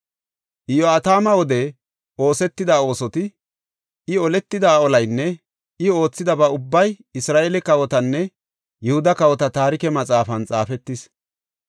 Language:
Gofa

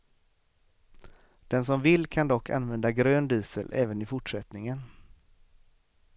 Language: Swedish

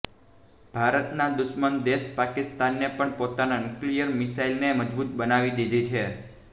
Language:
Gujarati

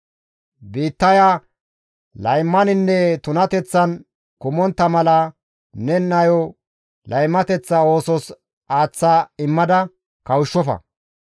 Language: Gamo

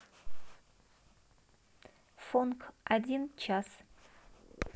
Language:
Russian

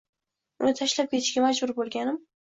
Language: Uzbek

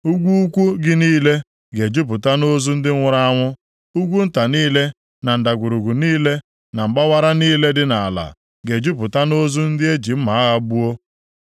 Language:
Igbo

